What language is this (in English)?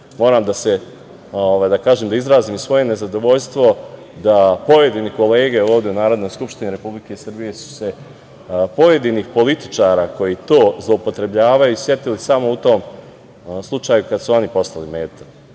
Serbian